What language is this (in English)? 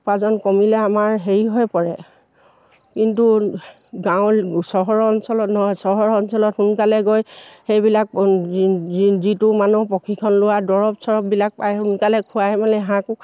Assamese